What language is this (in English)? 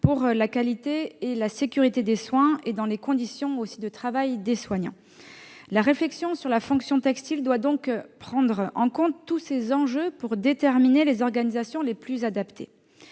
French